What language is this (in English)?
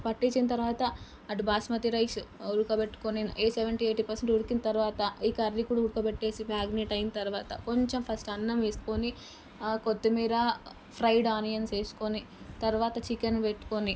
Telugu